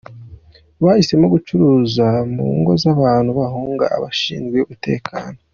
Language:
Kinyarwanda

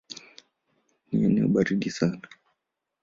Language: Swahili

